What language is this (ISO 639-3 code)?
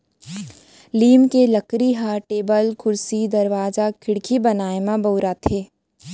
hne